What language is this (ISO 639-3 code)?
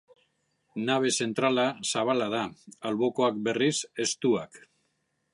eus